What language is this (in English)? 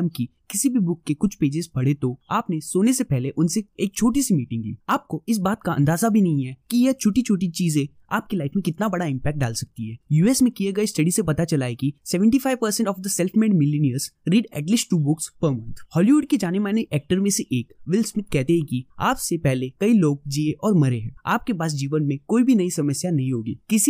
Hindi